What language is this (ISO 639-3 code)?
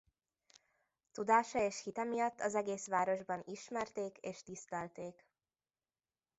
hun